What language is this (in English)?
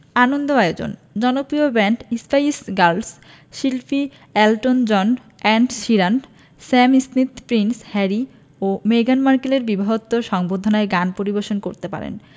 Bangla